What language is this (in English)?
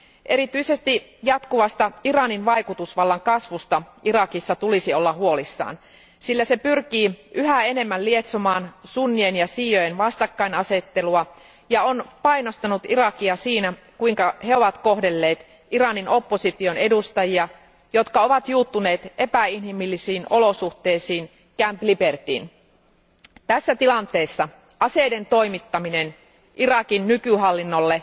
Finnish